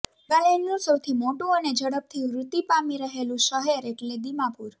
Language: Gujarati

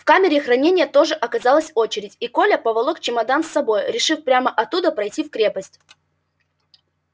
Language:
Russian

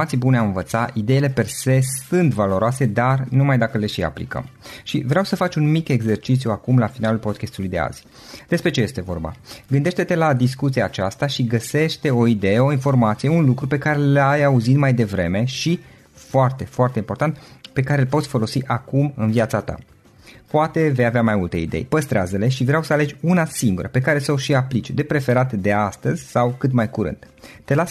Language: Romanian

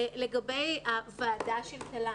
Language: Hebrew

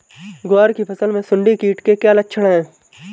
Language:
Hindi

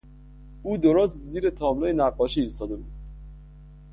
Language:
Persian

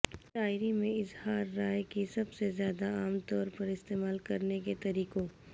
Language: Urdu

